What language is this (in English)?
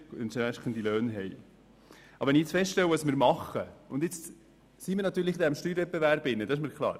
Swiss German